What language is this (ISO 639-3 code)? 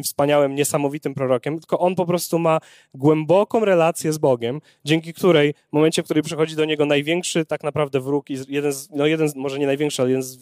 pol